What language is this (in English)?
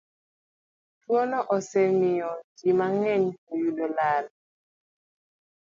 Luo (Kenya and Tanzania)